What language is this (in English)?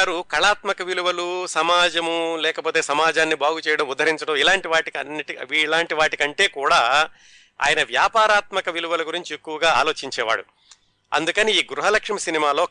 Telugu